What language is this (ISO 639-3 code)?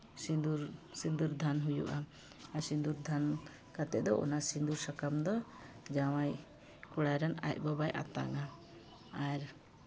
sat